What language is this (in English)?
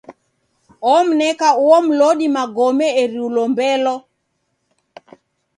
Taita